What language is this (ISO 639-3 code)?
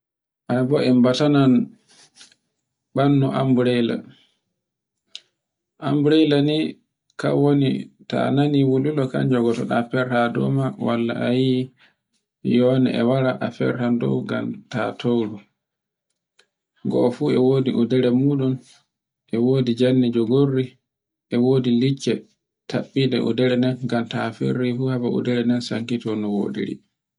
fue